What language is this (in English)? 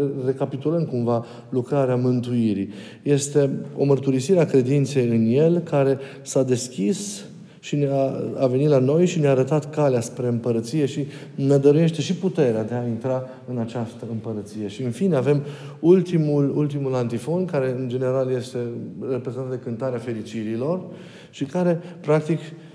Romanian